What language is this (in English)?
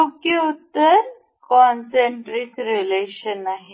Marathi